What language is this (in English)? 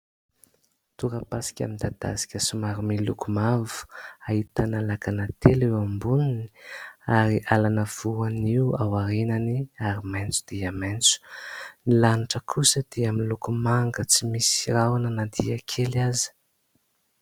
Malagasy